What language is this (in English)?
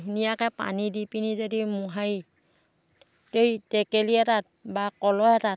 Assamese